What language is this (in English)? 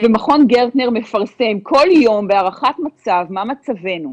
Hebrew